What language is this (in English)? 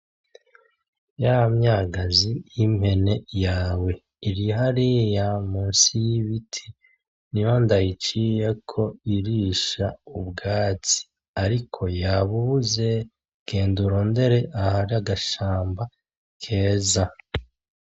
Rundi